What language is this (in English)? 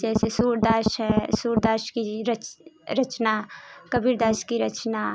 Hindi